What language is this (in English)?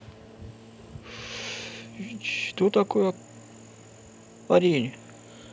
Russian